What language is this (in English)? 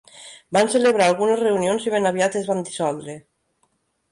Catalan